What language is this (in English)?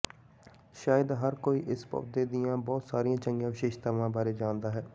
Punjabi